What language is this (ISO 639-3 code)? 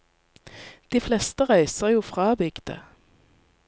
nor